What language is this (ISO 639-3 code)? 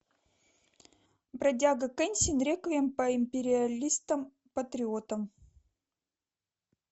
rus